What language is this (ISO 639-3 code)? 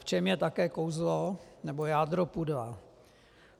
ces